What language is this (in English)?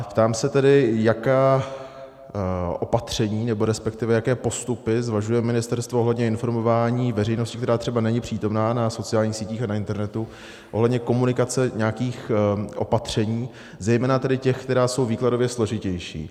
Czech